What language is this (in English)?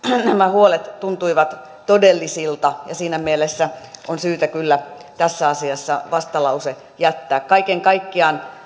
Finnish